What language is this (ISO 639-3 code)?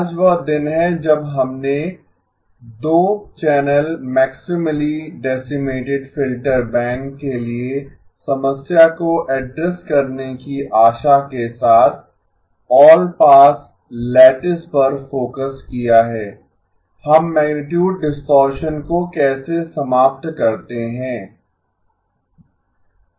hin